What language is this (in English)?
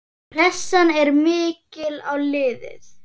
Icelandic